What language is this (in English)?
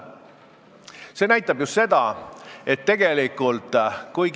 Estonian